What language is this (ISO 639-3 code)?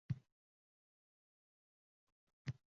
uzb